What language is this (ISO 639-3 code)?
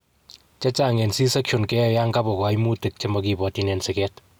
kln